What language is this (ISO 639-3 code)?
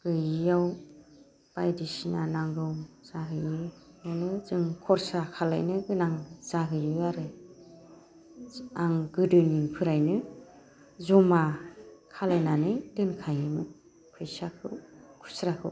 brx